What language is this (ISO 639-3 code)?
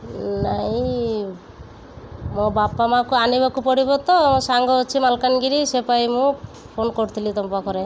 ori